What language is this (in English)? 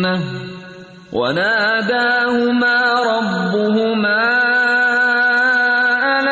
Urdu